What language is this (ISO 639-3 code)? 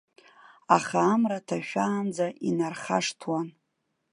abk